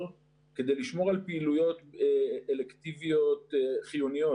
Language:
Hebrew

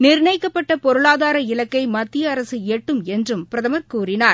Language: Tamil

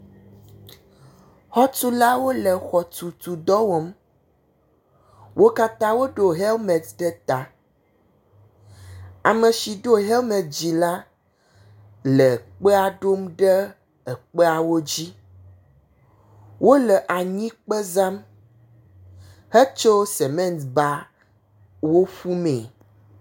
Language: Ewe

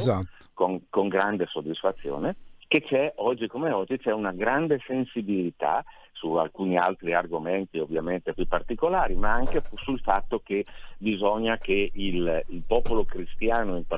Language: Italian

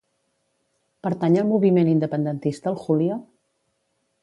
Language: Catalan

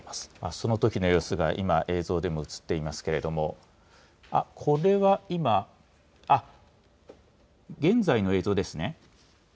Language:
Japanese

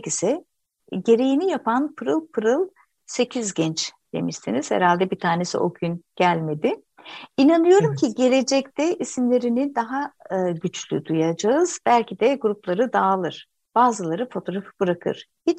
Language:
Turkish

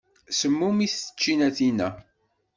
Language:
Kabyle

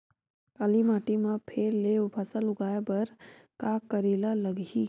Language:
Chhattisgarhi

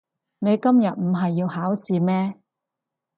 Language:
Cantonese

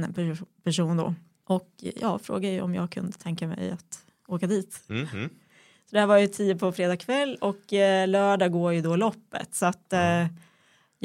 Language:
Swedish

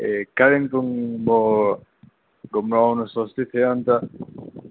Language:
Nepali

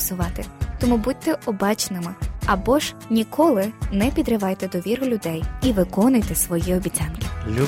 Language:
Ukrainian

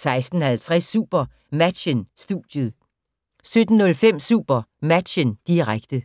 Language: Danish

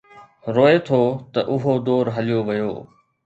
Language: Sindhi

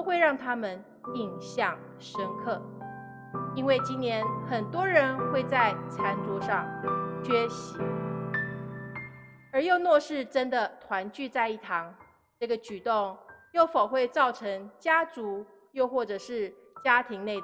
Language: Chinese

